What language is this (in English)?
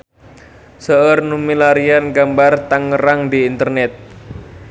Sundanese